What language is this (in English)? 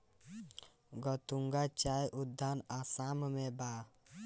Bhojpuri